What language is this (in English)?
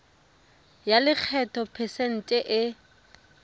Tswana